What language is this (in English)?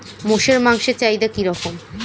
Bangla